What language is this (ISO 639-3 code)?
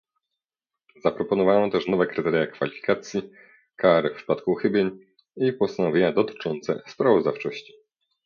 pol